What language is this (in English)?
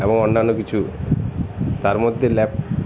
Bangla